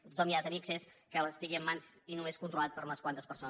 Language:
Catalan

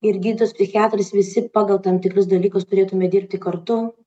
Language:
Lithuanian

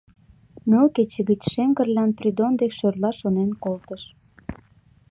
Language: Mari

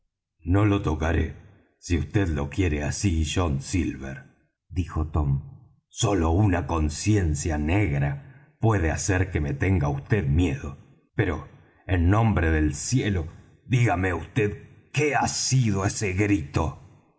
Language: Spanish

